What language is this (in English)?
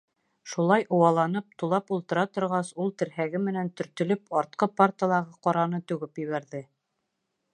Bashkir